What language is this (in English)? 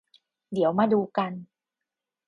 Thai